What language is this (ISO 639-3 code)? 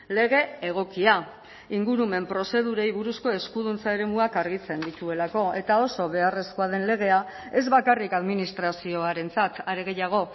eus